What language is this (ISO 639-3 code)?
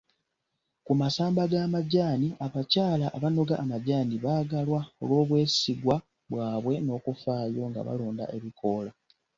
lug